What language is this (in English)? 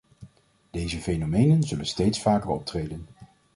Dutch